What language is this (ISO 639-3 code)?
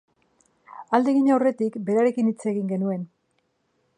eus